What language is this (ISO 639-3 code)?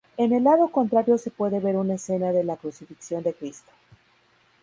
spa